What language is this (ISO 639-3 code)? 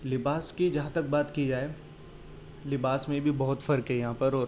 urd